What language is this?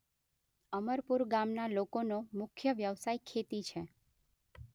Gujarati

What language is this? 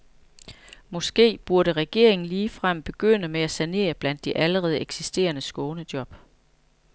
Danish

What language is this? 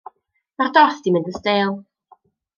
Welsh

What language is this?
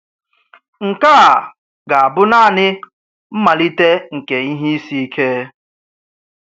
Igbo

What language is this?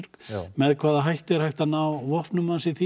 Icelandic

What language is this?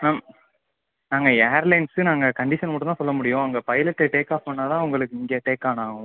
Tamil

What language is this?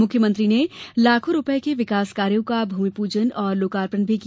Hindi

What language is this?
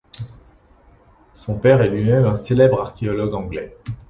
French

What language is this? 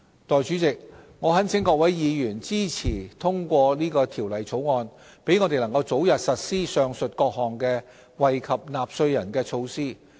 Cantonese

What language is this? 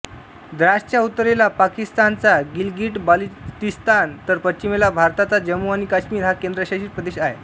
Marathi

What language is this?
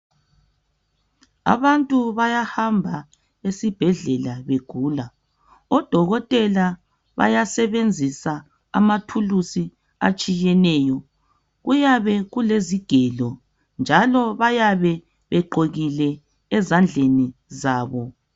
North Ndebele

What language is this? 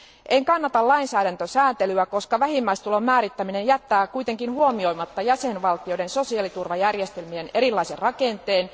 Finnish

